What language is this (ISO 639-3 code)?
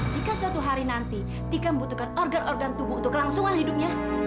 ind